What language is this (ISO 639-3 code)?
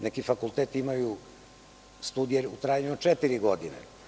srp